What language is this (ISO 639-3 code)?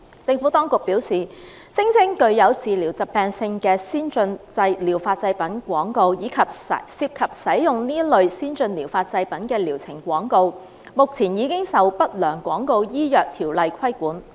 yue